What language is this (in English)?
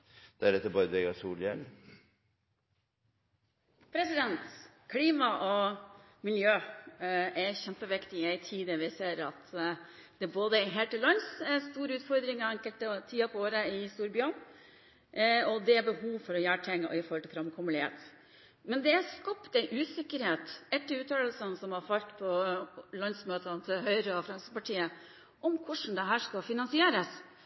Norwegian